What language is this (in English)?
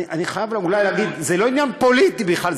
Hebrew